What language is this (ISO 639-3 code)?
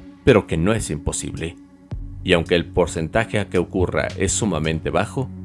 spa